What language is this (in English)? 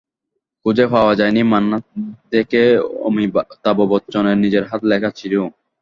Bangla